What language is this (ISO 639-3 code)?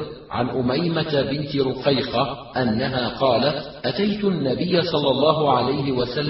ara